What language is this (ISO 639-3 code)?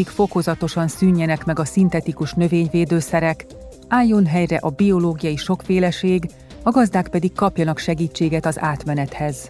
hun